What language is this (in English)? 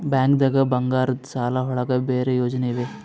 Kannada